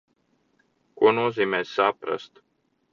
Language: Latvian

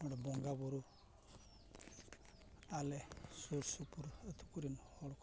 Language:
Santali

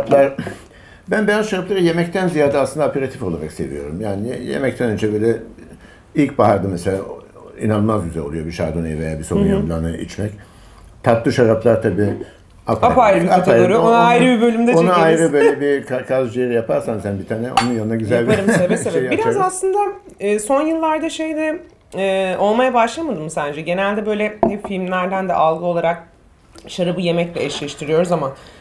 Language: Turkish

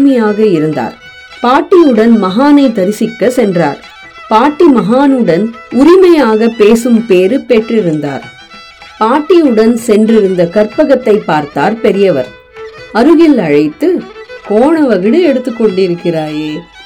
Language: Tamil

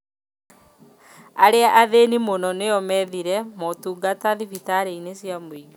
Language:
Kikuyu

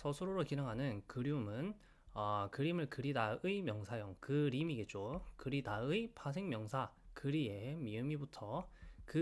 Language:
Korean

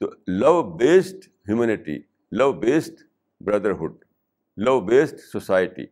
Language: Urdu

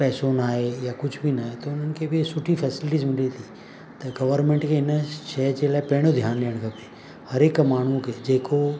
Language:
Sindhi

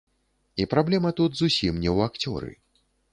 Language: Belarusian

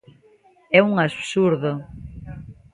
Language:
Galician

